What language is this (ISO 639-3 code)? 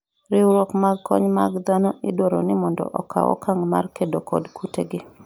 luo